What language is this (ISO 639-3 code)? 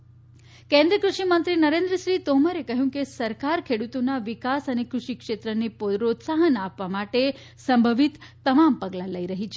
guj